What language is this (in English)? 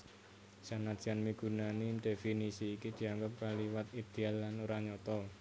Javanese